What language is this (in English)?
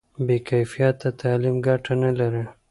Pashto